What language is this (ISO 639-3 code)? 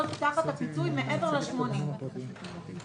heb